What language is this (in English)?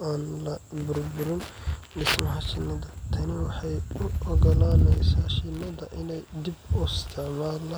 Somali